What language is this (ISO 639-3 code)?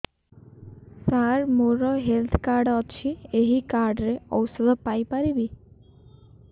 ori